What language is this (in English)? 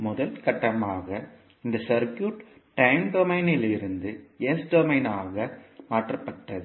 Tamil